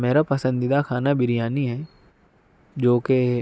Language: Urdu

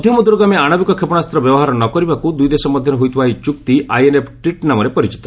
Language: Odia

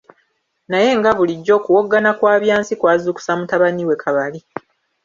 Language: Ganda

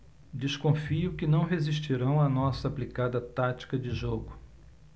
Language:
Portuguese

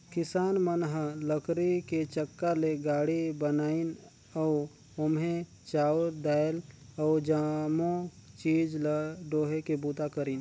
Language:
Chhattisgarhi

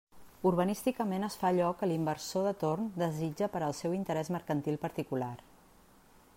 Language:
Catalan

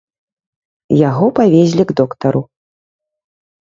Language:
Belarusian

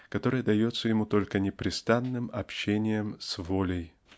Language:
Russian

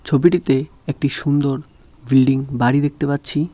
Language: Bangla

